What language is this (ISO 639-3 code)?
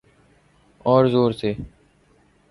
urd